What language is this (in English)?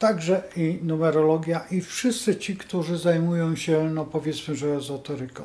Polish